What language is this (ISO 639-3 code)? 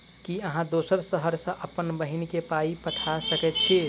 mai